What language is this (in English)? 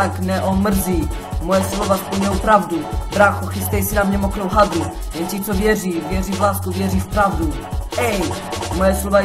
Czech